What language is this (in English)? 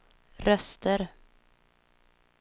Swedish